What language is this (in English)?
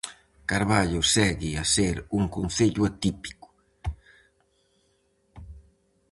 Galician